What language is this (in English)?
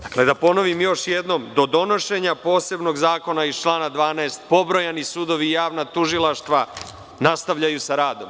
Serbian